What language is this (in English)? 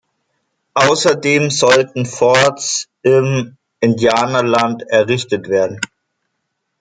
German